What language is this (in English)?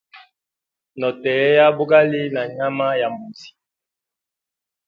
Hemba